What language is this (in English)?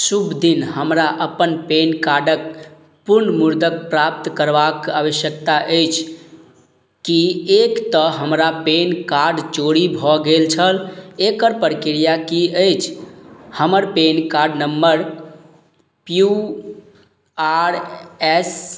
Maithili